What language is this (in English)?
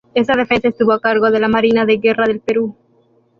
Spanish